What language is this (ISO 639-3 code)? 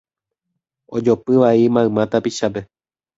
grn